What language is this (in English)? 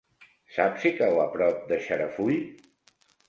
Catalan